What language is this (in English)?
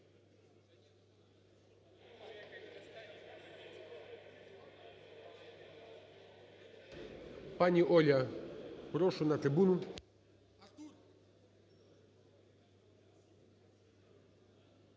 Ukrainian